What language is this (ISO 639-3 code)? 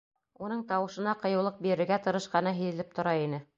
bak